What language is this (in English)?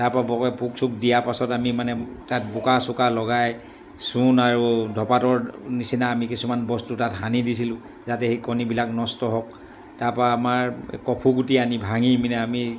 Assamese